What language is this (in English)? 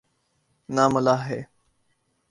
Urdu